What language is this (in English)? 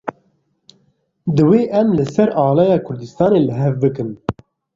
Kurdish